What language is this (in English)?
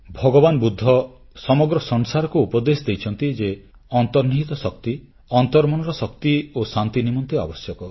Odia